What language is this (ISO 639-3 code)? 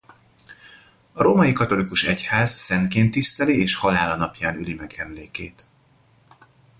hun